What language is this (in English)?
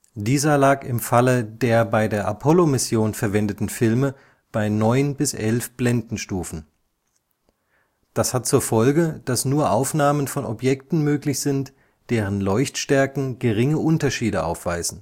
German